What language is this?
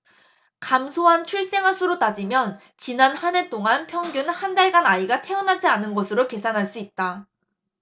Korean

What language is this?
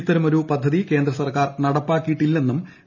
Malayalam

